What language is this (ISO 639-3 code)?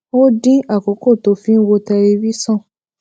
yor